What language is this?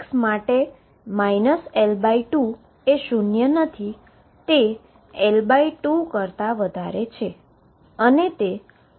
Gujarati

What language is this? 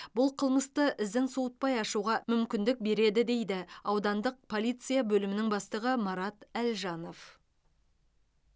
Kazakh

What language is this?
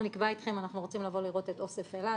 Hebrew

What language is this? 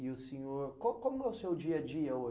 Portuguese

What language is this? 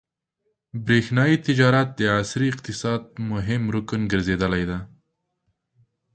Pashto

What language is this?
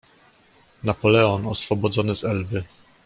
Polish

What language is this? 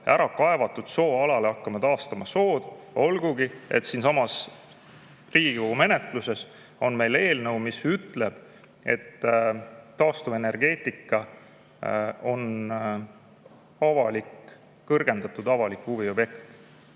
Estonian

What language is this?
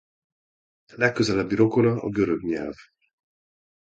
Hungarian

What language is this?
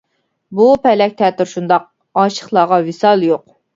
Uyghur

